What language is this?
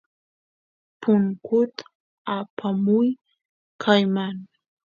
Santiago del Estero Quichua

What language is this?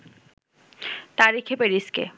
Bangla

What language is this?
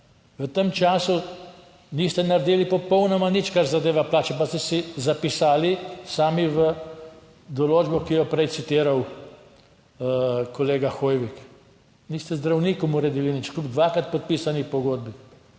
Slovenian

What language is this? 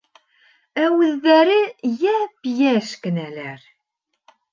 Bashkir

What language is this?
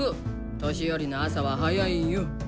Japanese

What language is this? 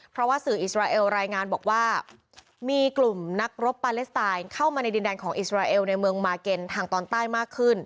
Thai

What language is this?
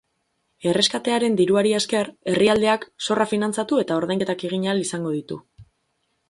Basque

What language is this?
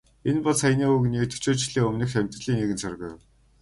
Mongolian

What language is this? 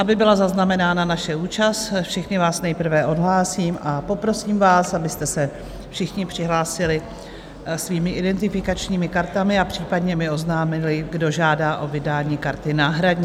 Czech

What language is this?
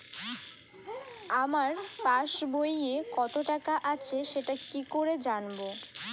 Bangla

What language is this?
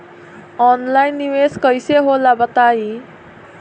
Bhojpuri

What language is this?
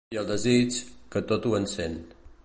Catalan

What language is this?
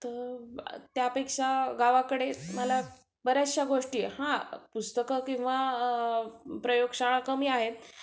Marathi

